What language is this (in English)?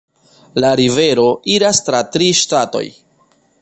Esperanto